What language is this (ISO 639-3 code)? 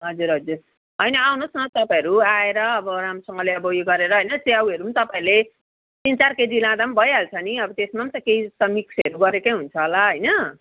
nep